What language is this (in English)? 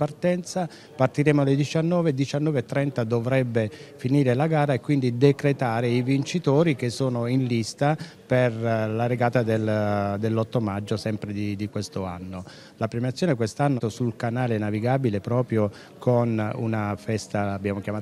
Italian